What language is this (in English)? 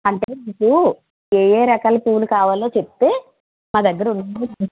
Telugu